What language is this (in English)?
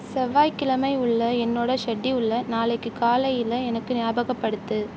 Tamil